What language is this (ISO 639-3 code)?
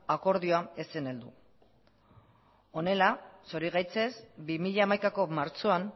eus